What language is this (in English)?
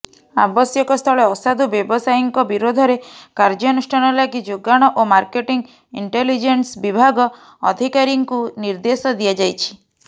Odia